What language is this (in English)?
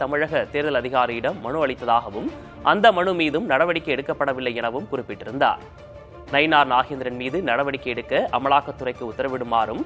Korean